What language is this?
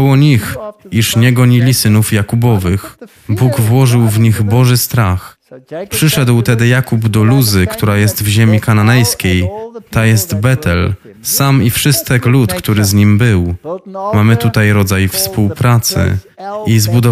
Polish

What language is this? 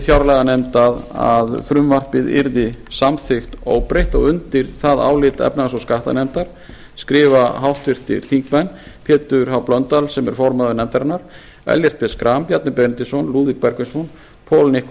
Icelandic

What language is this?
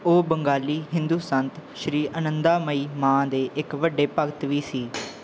Punjabi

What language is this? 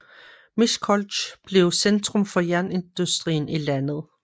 Danish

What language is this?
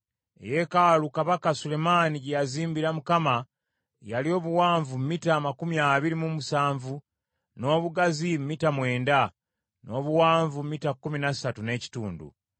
Ganda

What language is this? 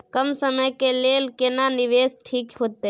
Maithili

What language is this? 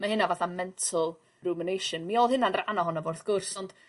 Welsh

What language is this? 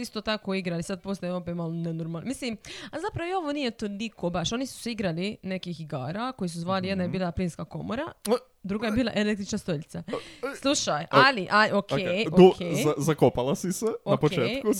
Croatian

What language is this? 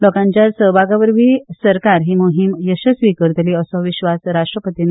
Konkani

